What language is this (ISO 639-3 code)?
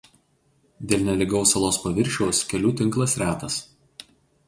lit